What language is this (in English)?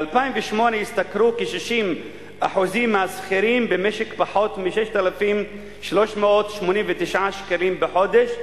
Hebrew